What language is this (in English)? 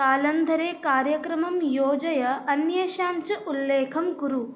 Sanskrit